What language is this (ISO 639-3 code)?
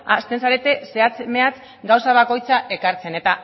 eus